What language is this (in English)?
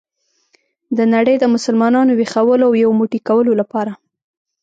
Pashto